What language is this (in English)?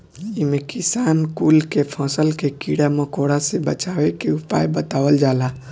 Bhojpuri